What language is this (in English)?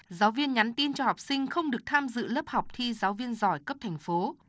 Vietnamese